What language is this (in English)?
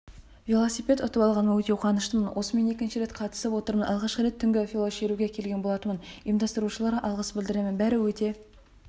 Kazakh